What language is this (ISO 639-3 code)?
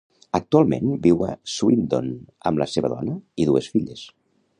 cat